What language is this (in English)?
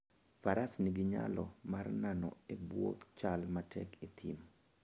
Luo (Kenya and Tanzania)